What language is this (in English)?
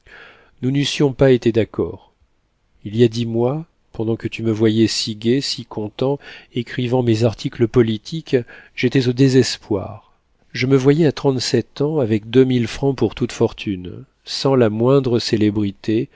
French